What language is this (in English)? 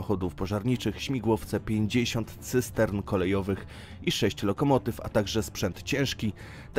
Polish